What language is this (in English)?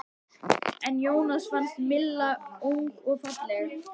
Icelandic